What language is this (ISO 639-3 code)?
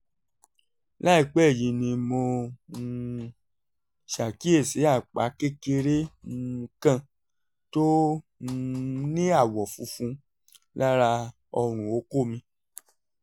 yor